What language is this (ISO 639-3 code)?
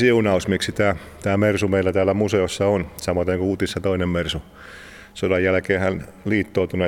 fin